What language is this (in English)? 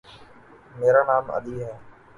Urdu